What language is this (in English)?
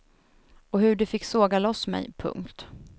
Swedish